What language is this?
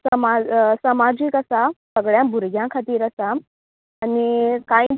Konkani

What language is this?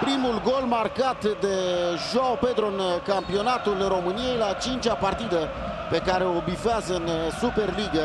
Romanian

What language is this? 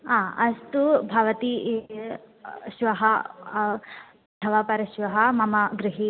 Sanskrit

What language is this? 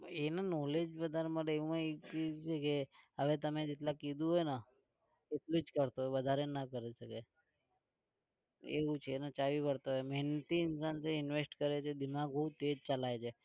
Gujarati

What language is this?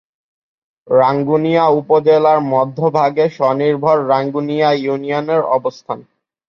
Bangla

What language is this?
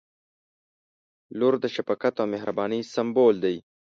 Pashto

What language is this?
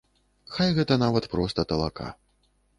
Belarusian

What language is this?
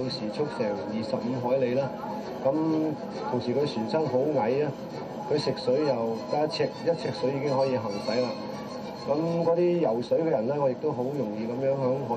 Chinese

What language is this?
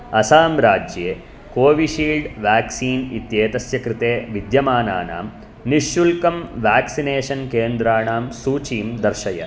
Sanskrit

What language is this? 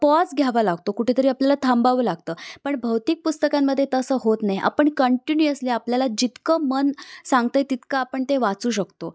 Marathi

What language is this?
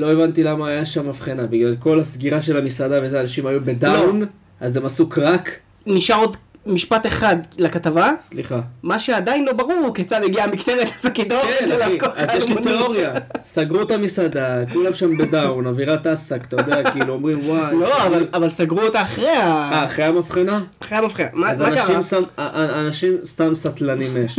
Hebrew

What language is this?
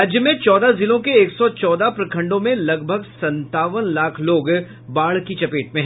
Hindi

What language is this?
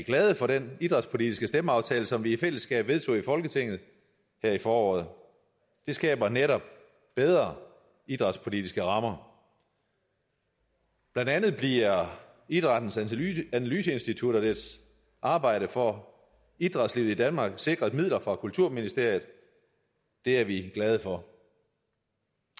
Danish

